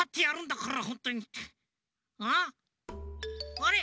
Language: Japanese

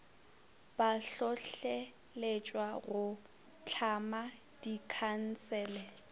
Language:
Northern Sotho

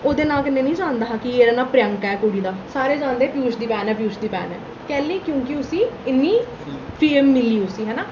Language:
Dogri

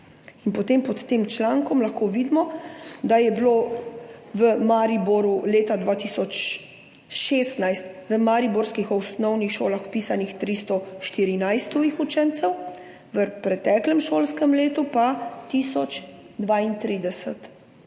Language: Slovenian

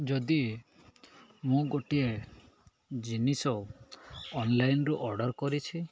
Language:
Odia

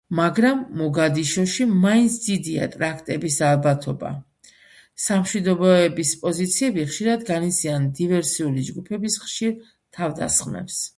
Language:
Georgian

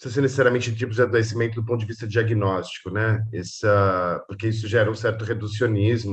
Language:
Portuguese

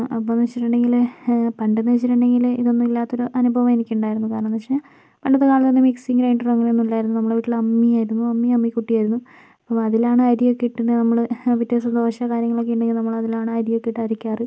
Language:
Malayalam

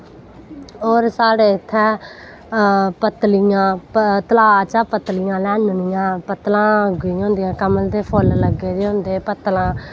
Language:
Dogri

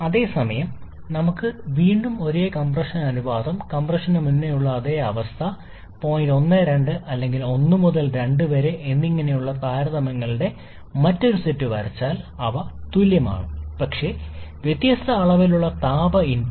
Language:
Malayalam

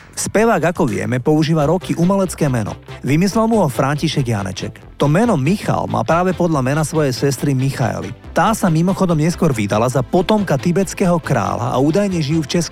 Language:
Slovak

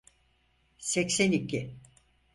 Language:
Turkish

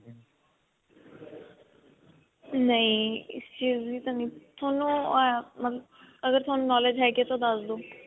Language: Punjabi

